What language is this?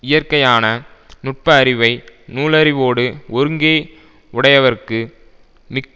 Tamil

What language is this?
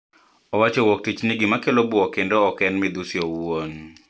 Luo (Kenya and Tanzania)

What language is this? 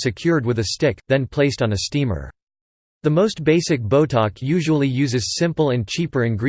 English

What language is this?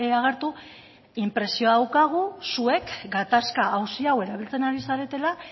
Basque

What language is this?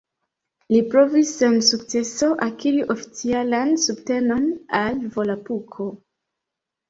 Esperanto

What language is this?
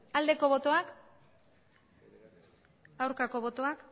Basque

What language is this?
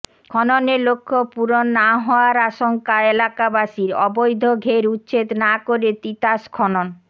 Bangla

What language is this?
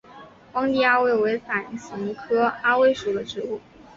Chinese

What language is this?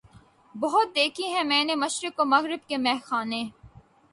Urdu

